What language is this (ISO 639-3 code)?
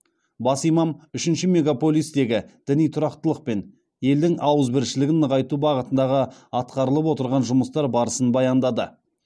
kaz